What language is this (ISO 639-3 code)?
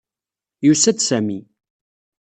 kab